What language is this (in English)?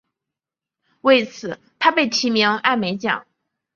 Chinese